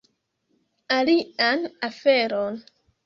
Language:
Esperanto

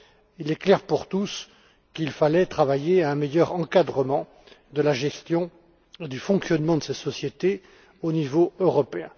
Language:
French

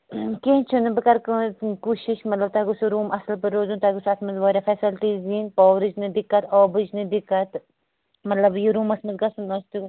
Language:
Kashmiri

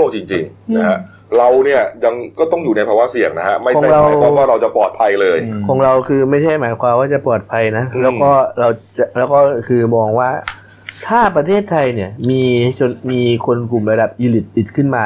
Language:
Thai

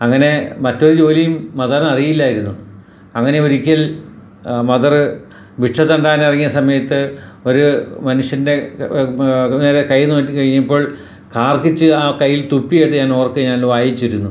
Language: Malayalam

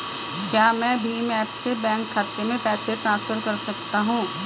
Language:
Hindi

